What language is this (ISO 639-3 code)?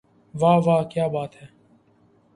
urd